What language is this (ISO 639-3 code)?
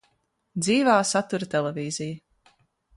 lav